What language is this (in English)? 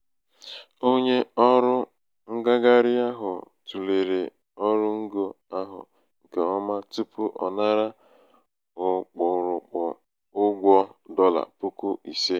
Igbo